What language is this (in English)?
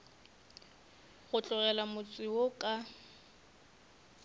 Northern Sotho